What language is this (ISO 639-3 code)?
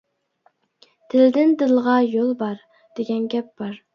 uig